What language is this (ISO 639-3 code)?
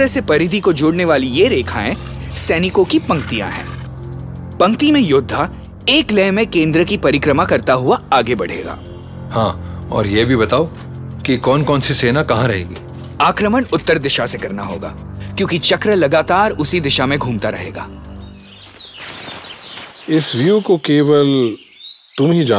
hin